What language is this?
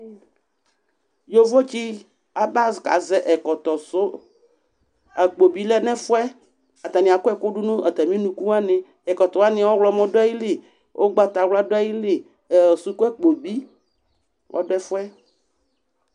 Ikposo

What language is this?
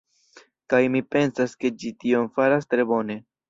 Esperanto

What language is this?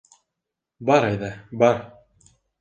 Bashkir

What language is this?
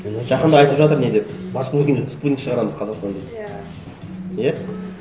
Kazakh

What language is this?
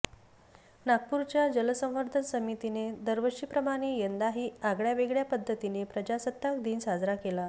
Marathi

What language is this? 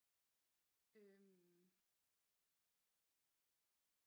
Danish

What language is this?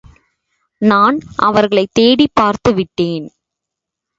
Tamil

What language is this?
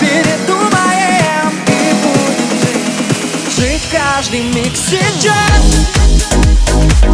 Ukrainian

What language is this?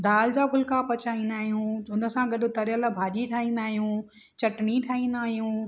Sindhi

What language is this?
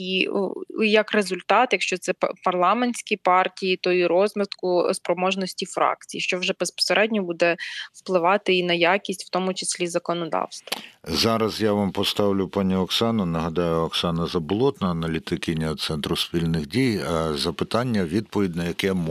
Ukrainian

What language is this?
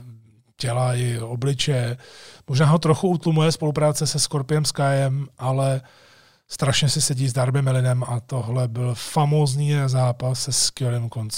Czech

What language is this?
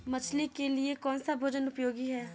Hindi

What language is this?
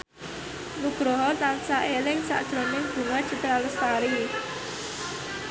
Javanese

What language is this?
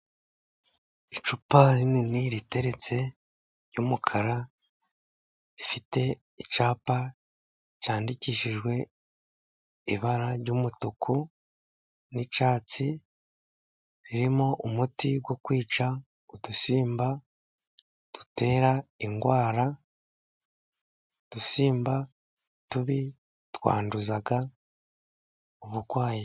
Kinyarwanda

